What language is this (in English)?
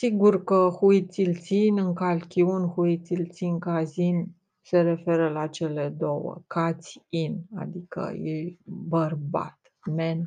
Romanian